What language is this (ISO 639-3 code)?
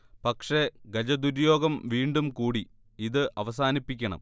mal